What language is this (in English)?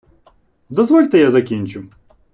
Ukrainian